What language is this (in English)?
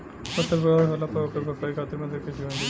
Bhojpuri